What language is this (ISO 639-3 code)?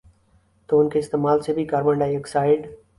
urd